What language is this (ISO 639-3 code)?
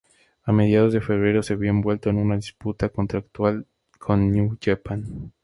spa